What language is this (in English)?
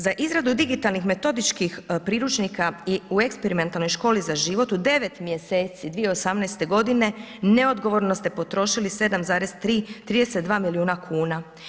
Croatian